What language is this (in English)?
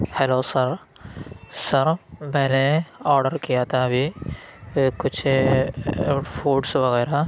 Urdu